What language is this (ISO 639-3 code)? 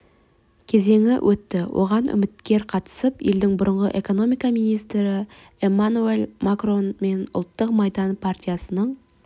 kaz